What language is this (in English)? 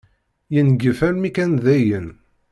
Kabyle